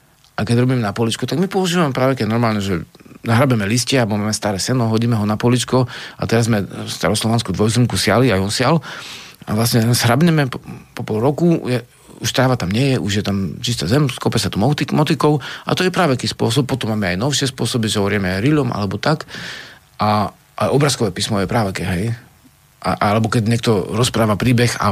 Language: Slovak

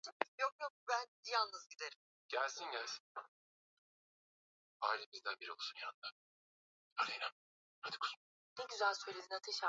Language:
Swahili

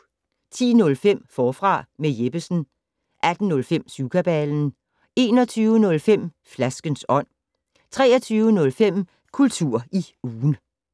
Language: Danish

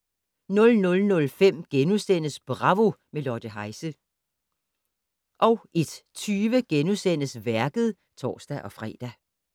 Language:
Danish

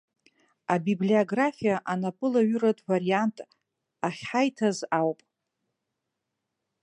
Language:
Abkhazian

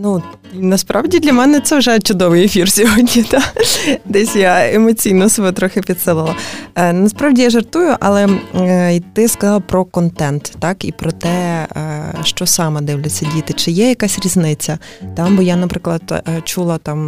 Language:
Ukrainian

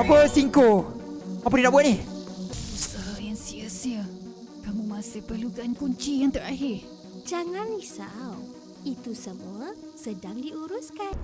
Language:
Malay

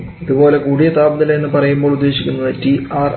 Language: Malayalam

